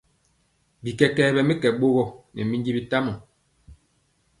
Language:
Mpiemo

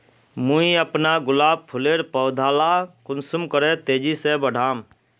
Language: Magahi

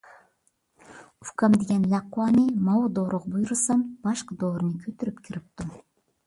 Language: Uyghur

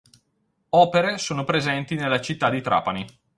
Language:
Italian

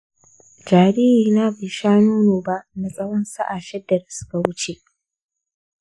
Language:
Hausa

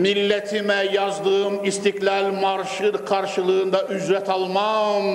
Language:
Turkish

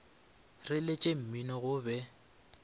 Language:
Northern Sotho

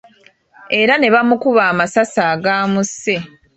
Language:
Ganda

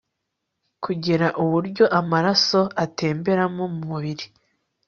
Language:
Kinyarwanda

